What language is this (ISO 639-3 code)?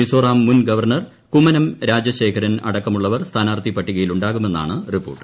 mal